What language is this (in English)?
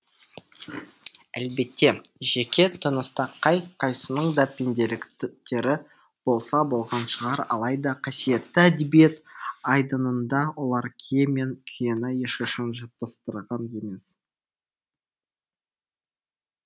Kazakh